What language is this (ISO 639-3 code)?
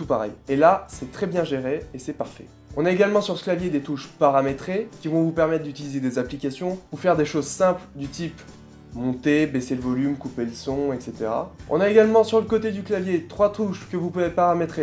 fra